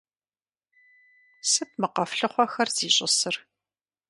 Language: Kabardian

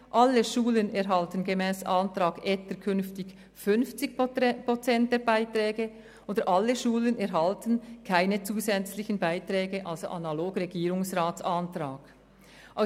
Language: Swiss German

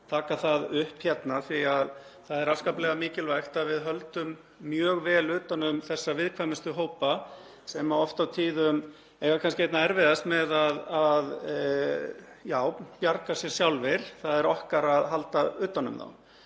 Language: Icelandic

